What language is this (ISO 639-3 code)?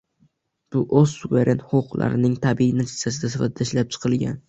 uzb